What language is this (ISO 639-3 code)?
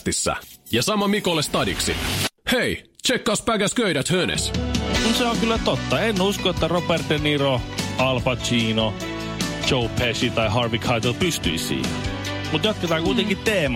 fin